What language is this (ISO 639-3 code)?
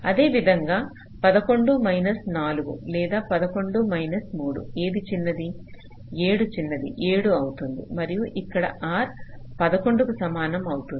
tel